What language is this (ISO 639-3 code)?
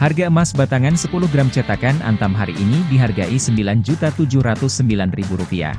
ind